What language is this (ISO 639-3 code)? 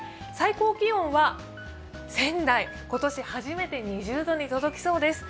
jpn